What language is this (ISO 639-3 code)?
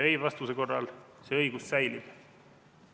est